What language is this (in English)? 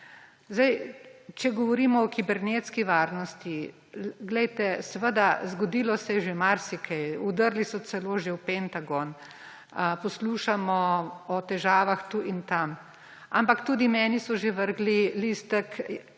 Slovenian